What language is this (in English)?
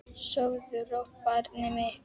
Icelandic